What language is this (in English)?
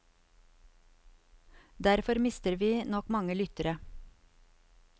Norwegian